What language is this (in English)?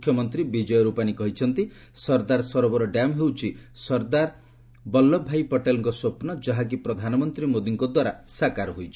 Odia